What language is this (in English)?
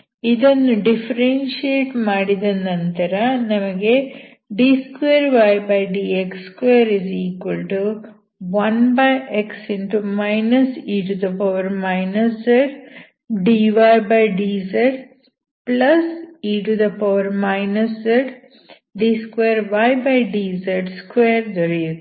Kannada